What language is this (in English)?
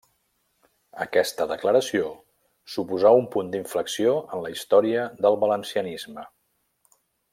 Catalan